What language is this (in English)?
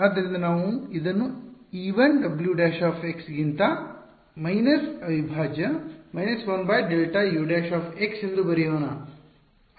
Kannada